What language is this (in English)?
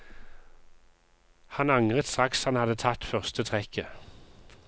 Norwegian